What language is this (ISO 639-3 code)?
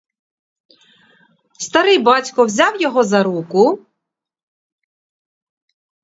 ukr